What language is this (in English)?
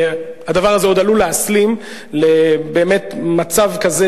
Hebrew